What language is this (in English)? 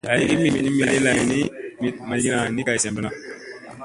Musey